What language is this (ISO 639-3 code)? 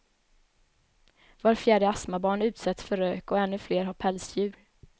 swe